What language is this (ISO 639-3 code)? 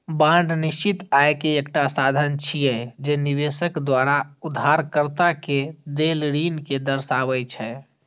mai